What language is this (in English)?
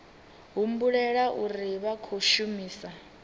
Venda